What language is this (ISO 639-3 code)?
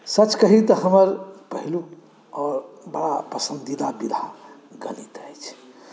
mai